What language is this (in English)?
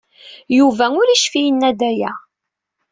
Kabyle